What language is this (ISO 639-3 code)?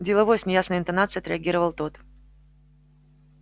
rus